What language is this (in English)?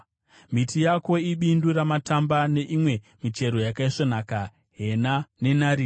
Shona